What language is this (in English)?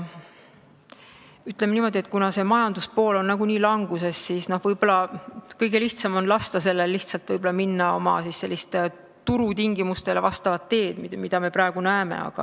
Estonian